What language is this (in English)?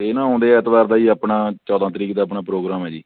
Punjabi